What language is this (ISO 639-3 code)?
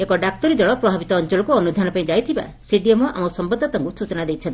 ori